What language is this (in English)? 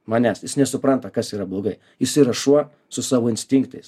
Lithuanian